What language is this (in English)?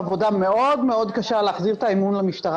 Hebrew